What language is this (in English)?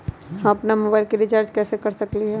Magahi